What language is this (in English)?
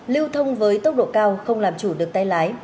Vietnamese